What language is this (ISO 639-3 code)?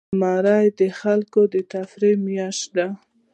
pus